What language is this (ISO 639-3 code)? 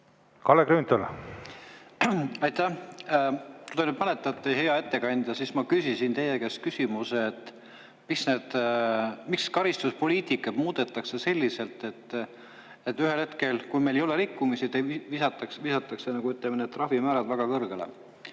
est